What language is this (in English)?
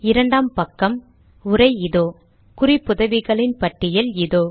Tamil